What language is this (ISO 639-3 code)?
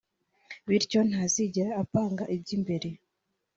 kin